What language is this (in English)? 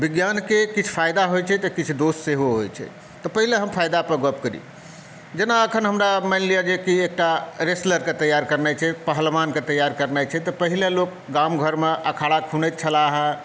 Maithili